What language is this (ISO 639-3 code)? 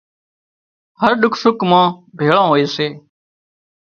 kxp